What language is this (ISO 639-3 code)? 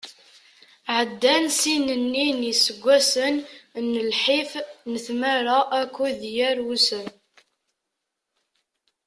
kab